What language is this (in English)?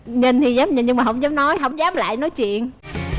Vietnamese